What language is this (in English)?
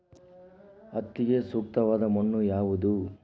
Kannada